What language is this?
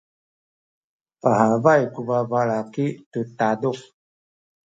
Sakizaya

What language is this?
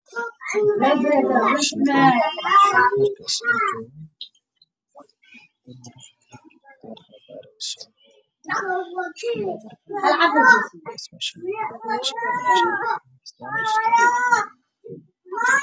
Somali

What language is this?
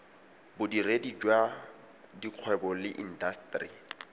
Tswana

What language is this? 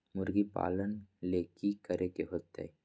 Magahi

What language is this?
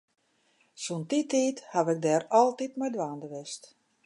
Western Frisian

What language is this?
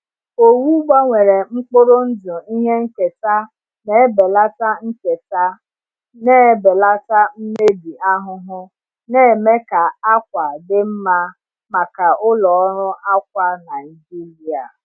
Igbo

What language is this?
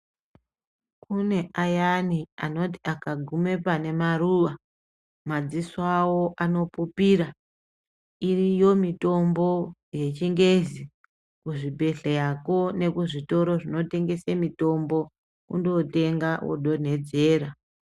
Ndau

